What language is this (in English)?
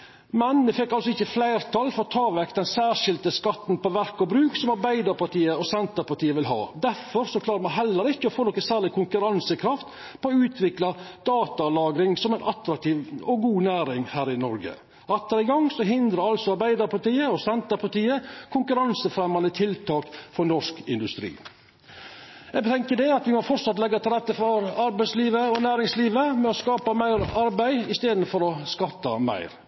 Norwegian Nynorsk